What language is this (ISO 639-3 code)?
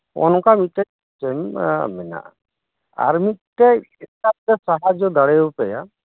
sat